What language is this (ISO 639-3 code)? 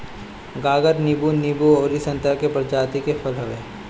bho